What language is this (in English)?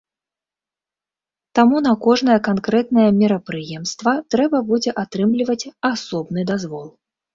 Belarusian